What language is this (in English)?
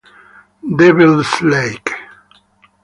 Italian